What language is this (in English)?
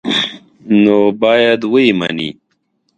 Pashto